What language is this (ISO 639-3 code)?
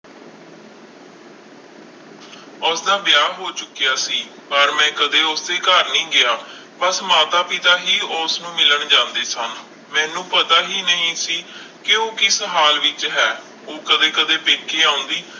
pan